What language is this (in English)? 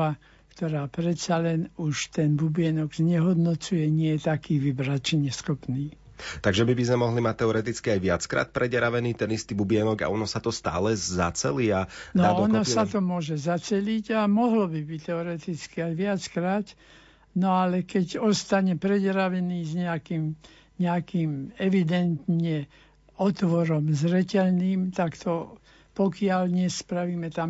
Slovak